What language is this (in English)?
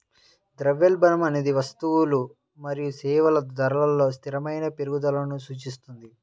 Telugu